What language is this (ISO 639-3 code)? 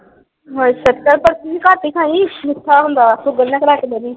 pan